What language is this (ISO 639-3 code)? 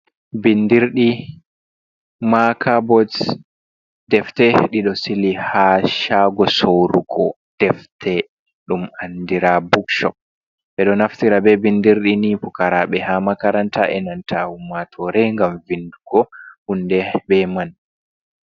ful